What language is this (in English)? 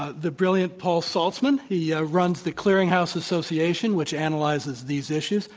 English